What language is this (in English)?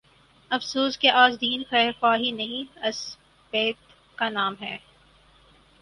Urdu